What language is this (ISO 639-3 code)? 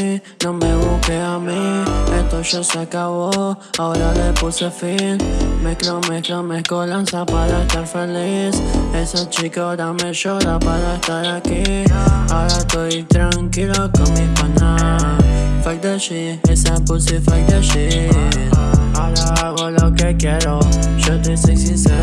spa